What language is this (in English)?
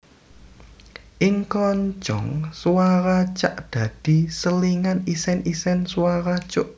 Javanese